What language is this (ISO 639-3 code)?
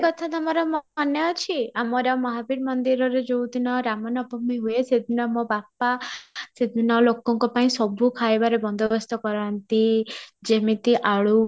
ori